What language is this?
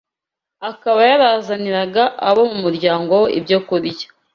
Kinyarwanda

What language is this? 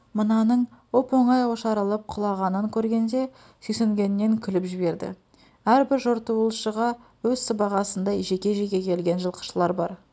Kazakh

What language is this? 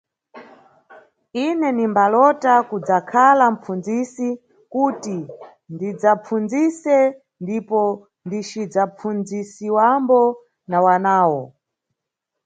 Nyungwe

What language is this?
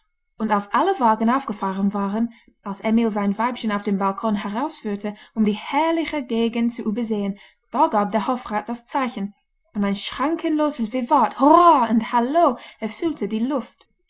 German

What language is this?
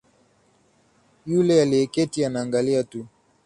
Swahili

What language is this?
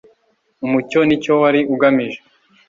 Kinyarwanda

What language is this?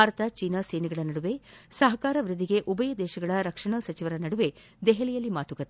Kannada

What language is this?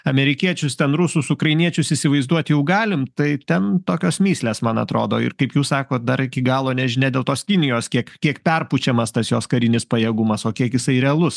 Lithuanian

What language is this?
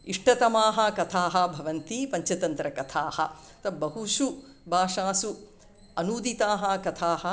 Sanskrit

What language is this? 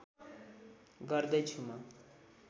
Nepali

